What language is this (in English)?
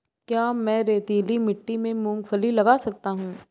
Hindi